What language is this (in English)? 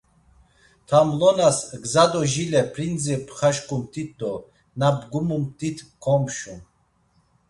Laz